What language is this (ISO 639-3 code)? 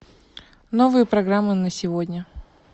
rus